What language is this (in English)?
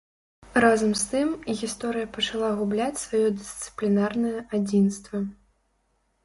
Belarusian